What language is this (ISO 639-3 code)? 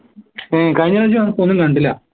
mal